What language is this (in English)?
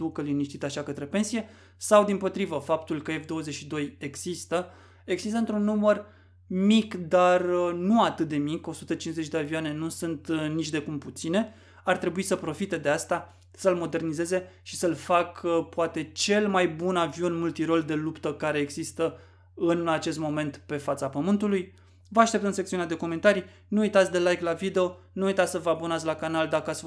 Romanian